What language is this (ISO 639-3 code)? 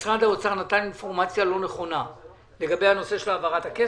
heb